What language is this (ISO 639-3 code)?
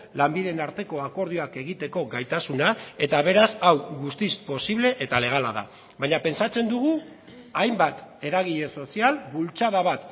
eus